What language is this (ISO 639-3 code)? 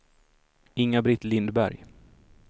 swe